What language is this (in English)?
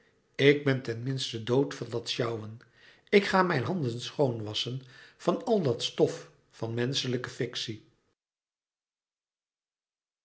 Dutch